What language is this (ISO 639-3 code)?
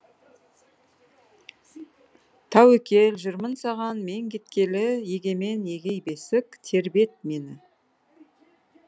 kaz